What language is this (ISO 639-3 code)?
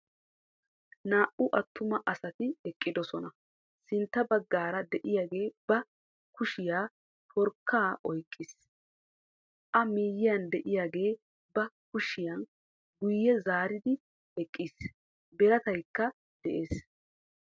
wal